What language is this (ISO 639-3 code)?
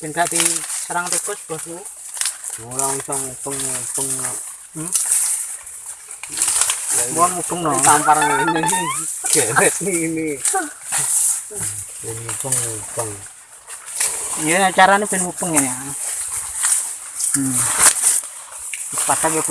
ind